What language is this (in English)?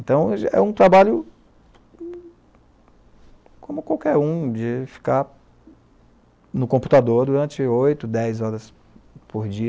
Portuguese